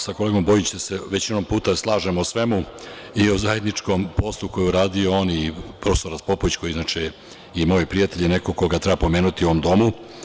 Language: Serbian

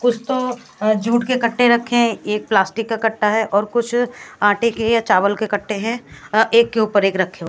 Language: Hindi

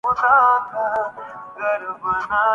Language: Urdu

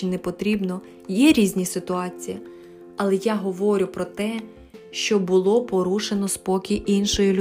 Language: Ukrainian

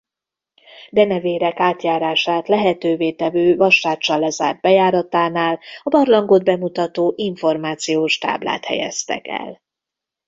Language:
Hungarian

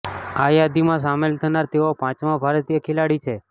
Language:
Gujarati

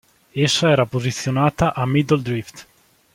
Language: Italian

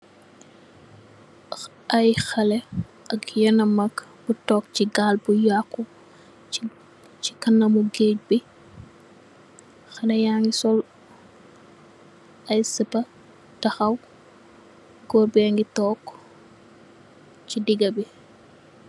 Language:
Wolof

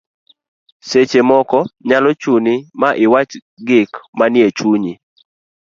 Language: Luo (Kenya and Tanzania)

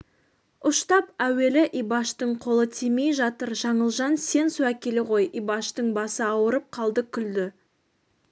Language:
Kazakh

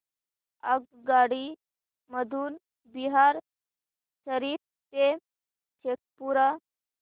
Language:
Marathi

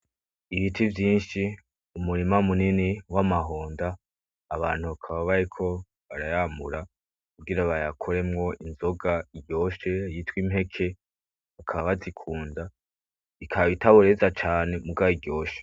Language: Rundi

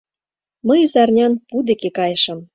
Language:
Mari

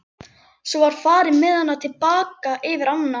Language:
Icelandic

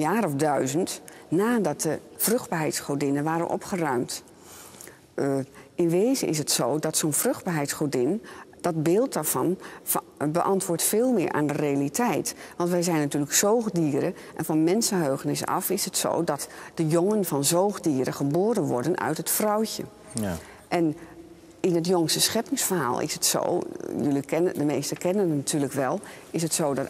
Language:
Dutch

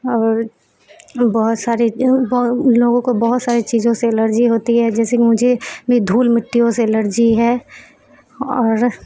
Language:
Urdu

